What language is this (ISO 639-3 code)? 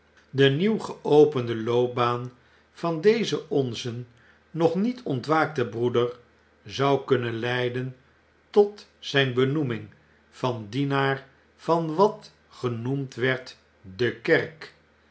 nld